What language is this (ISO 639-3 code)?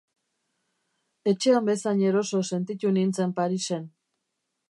eus